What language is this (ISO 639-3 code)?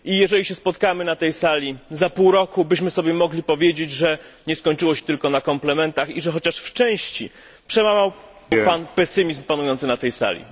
pol